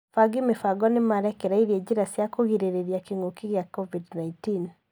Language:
Kikuyu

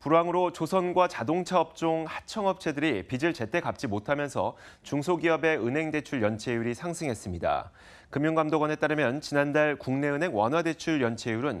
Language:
Korean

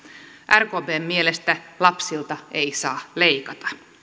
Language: Finnish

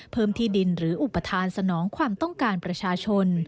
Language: Thai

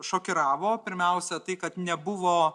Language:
Lithuanian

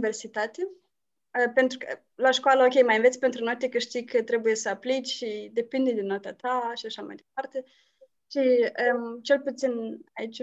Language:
Romanian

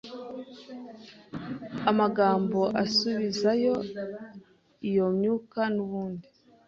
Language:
Kinyarwanda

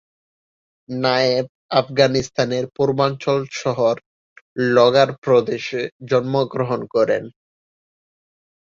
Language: Bangla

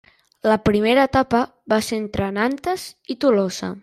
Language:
Catalan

